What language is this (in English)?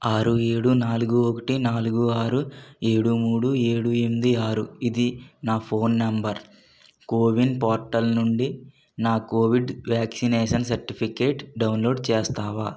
Telugu